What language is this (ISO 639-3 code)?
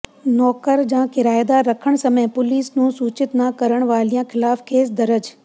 pan